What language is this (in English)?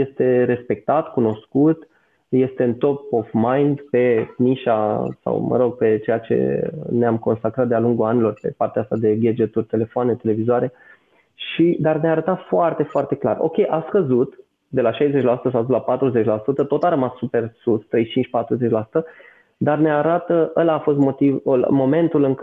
Romanian